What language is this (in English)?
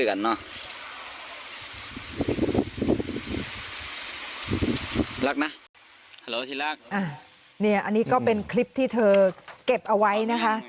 Thai